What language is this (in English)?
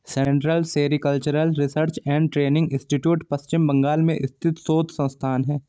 Hindi